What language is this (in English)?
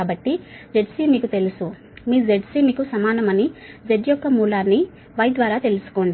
Telugu